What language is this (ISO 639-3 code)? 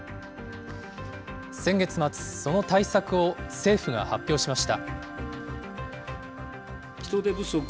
jpn